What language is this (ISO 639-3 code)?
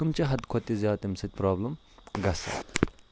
kas